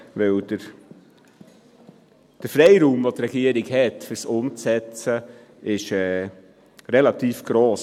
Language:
Swiss German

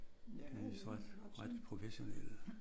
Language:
Danish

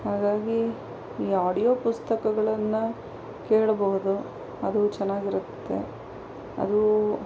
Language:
Kannada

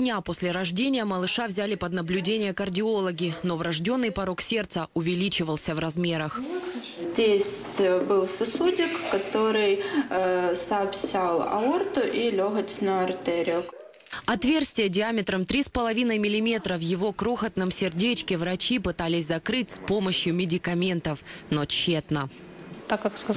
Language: Russian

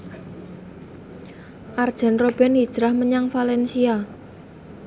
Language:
Javanese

